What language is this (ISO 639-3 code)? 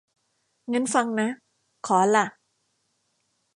tha